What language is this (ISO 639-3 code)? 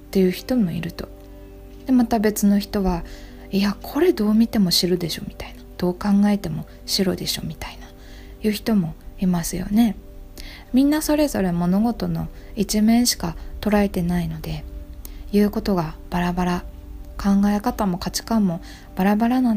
jpn